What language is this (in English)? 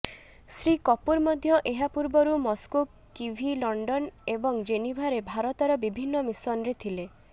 Odia